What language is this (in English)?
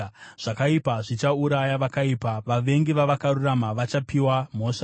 Shona